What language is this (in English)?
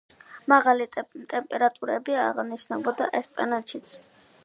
Georgian